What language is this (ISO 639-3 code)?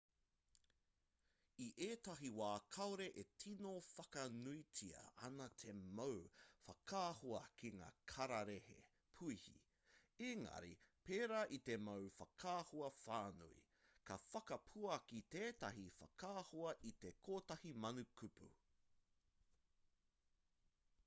mri